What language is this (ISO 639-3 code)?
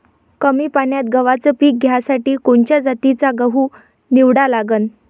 mar